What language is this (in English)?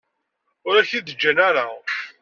Kabyle